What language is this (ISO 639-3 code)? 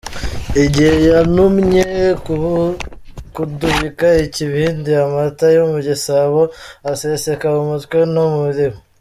kin